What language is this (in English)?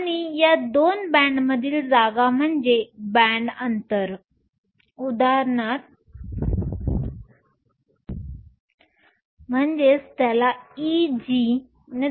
Marathi